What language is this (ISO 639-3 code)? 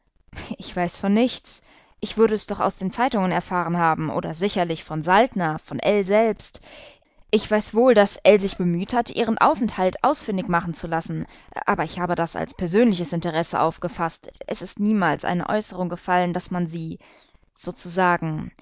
deu